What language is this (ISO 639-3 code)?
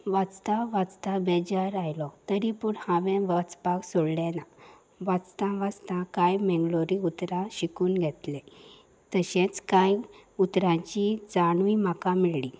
kok